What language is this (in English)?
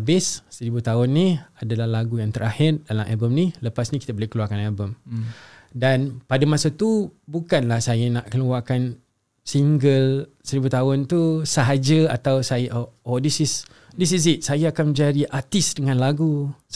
Malay